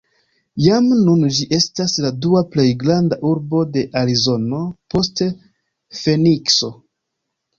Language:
Esperanto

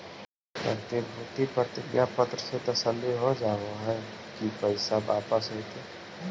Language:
Magahi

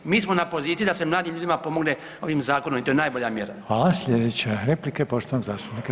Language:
Croatian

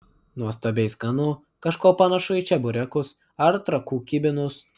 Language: Lithuanian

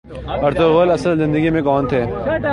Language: Urdu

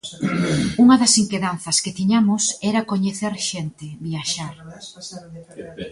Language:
Galician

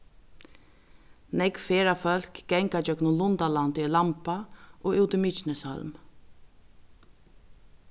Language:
Faroese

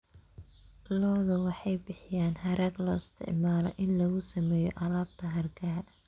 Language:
Somali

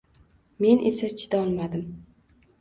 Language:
Uzbek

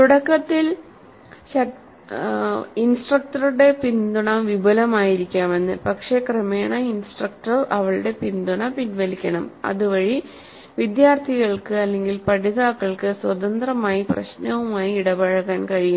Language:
Malayalam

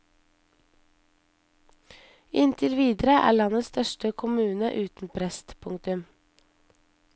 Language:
Norwegian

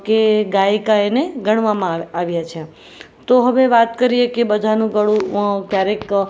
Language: Gujarati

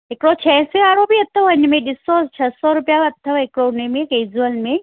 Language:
Sindhi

